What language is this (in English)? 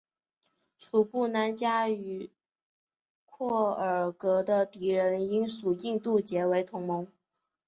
Chinese